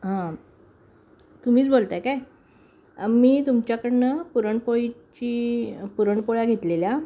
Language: Marathi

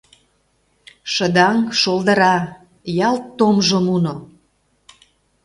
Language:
Mari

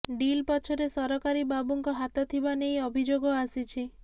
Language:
Odia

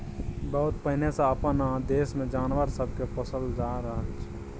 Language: Maithili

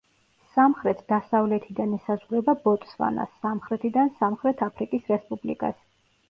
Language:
Georgian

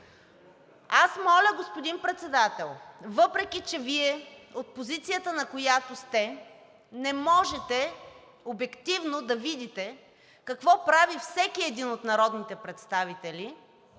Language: Bulgarian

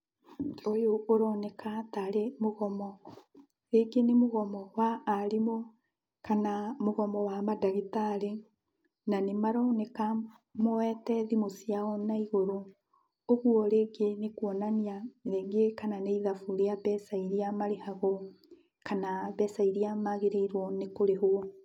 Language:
Kikuyu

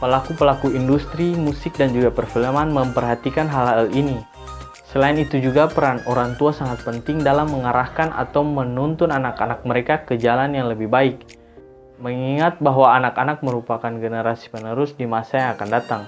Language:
Indonesian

